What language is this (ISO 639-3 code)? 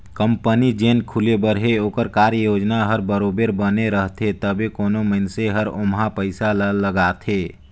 hne